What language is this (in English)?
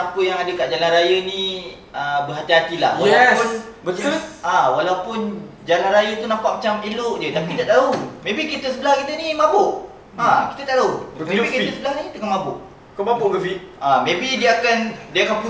Malay